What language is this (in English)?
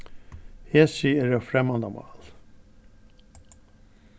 Faroese